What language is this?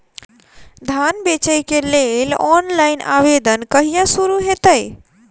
Maithili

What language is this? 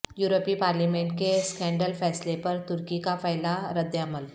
Urdu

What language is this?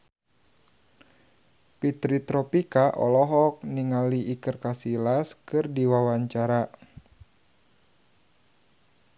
Sundanese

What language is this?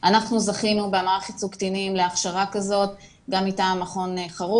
Hebrew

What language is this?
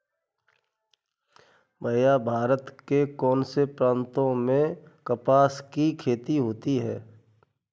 Hindi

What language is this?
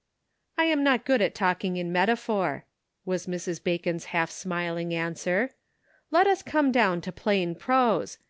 English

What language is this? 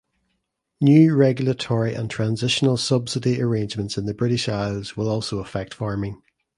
English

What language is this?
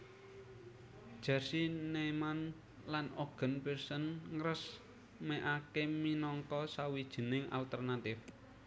Javanese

